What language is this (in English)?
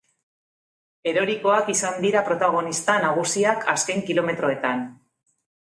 Basque